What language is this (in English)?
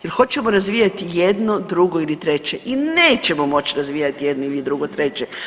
Croatian